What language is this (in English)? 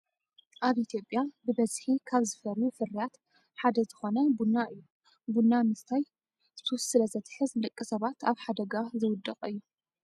Tigrinya